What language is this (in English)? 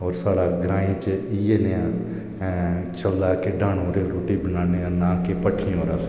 Dogri